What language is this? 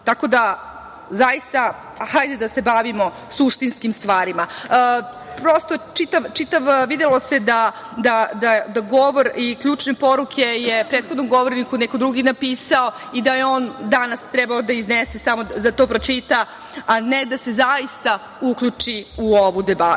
Serbian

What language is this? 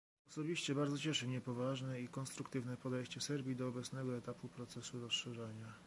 Polish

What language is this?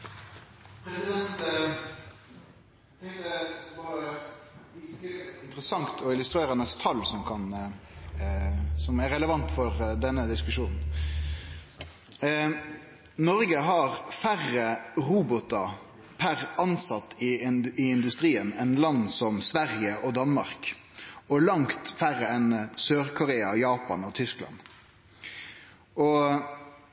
Norwegian Nynorsk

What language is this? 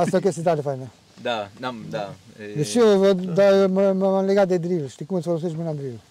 Romanian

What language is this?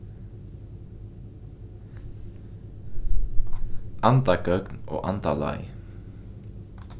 Faroese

